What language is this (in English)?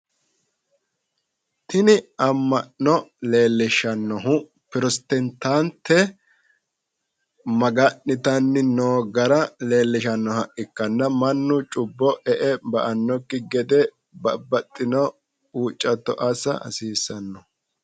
Sidamo